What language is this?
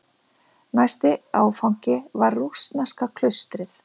Icelandic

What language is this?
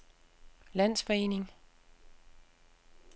Danish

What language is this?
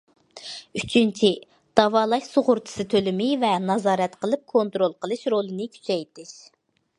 Uyghur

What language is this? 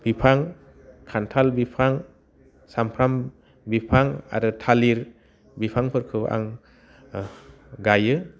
Bodo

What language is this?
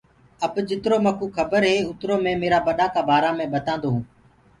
Gurgula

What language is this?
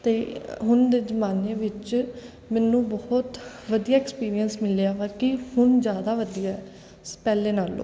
Punjabi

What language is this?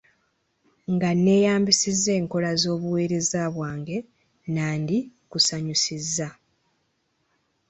Ganda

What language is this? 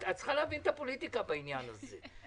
Hebrew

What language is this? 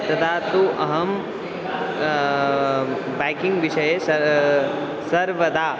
Sanskrit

